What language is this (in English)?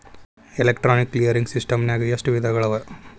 Kannada